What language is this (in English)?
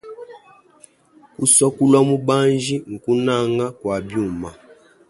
Luba-Lulua